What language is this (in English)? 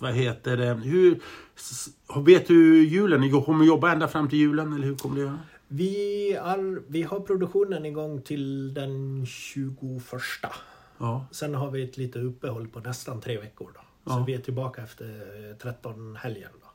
Swedish